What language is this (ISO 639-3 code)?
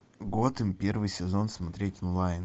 rus